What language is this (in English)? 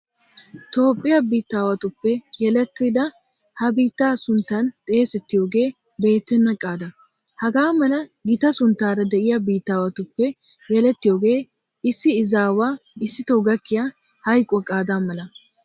Wolaytta